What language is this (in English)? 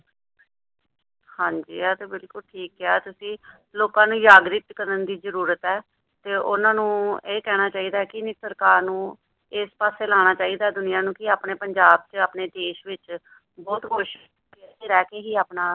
Punjabi